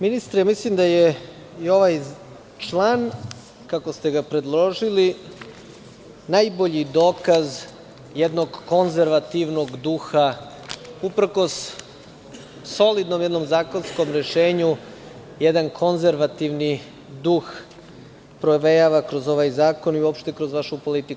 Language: Serbian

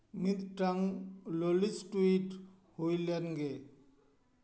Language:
Santali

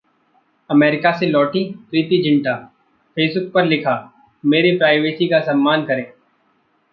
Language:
Hindi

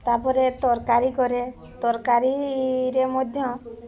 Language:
Odia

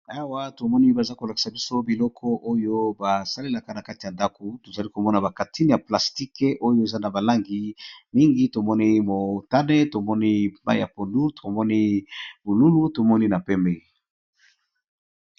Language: Lingala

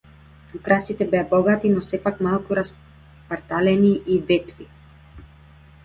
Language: Macedonian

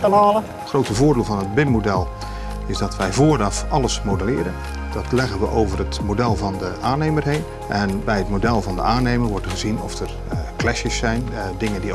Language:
Dutch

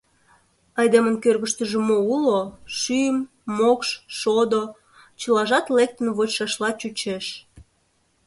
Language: Mari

